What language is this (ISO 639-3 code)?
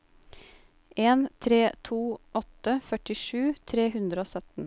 nor